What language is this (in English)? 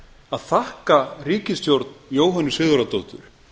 Icelandic